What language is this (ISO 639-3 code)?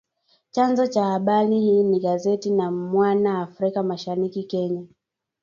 swa